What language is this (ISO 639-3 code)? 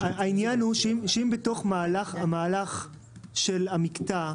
heb